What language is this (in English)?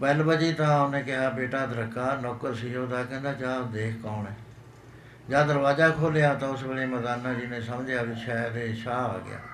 Punjabi